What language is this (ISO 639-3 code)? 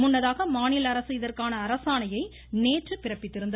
tam